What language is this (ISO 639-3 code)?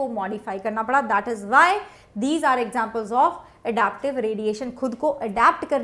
hin